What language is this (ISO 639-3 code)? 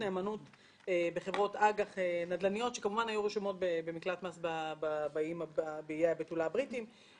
heb